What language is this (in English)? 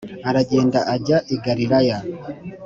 Kinyarwanda